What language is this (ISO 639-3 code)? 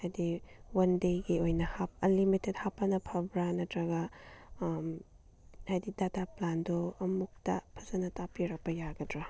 mni